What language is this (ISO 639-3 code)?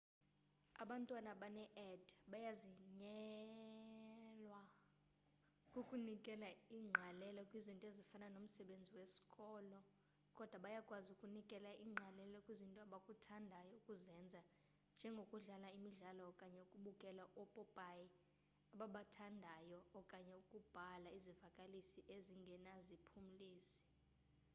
xho